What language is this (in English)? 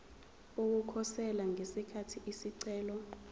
Zulu